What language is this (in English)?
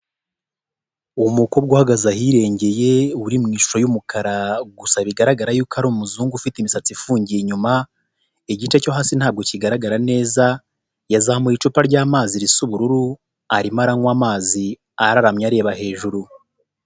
Kinyarwanda